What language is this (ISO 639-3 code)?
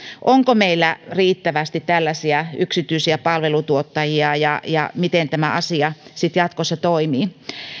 fin